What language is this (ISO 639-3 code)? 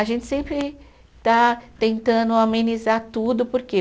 por